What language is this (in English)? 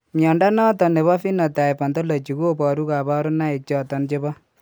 Kalenjin